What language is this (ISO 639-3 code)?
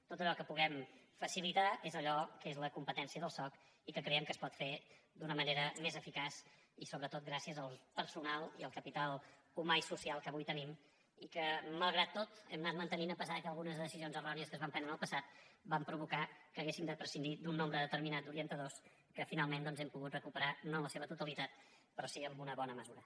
cat